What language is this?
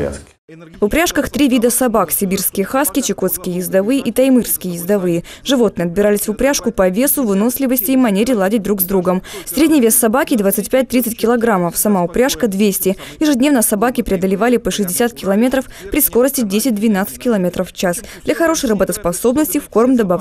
Russian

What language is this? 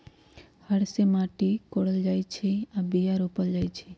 Magahi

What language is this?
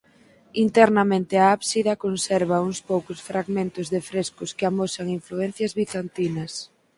Galician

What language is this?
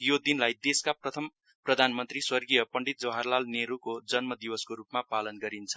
Nepali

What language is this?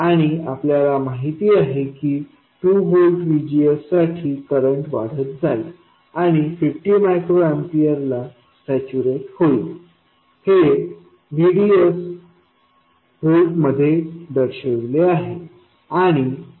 Marathi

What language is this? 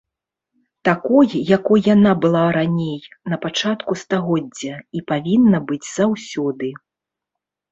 Belarusian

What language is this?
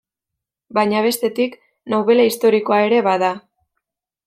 Basque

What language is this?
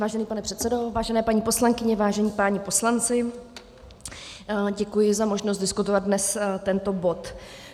Czech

